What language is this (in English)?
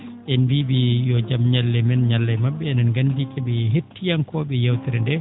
Fula